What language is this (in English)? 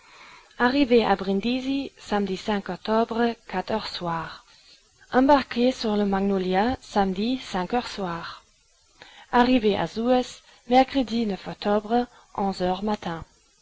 French